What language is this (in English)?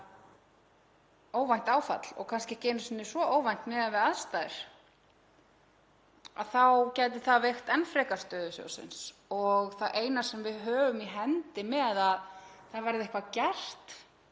Icelandic